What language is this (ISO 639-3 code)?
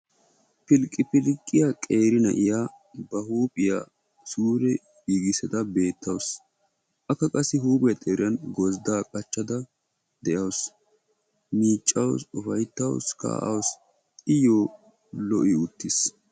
wal